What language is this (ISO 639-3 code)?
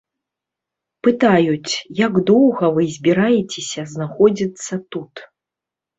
bel